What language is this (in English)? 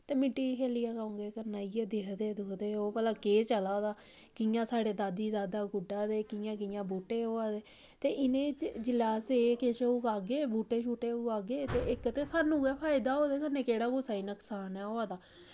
Dogri